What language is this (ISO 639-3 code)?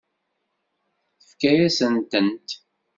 kab